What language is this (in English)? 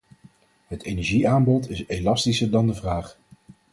Dutch